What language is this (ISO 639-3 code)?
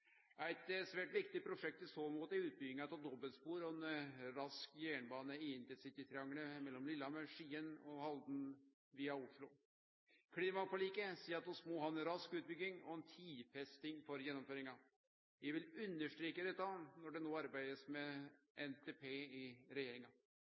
nno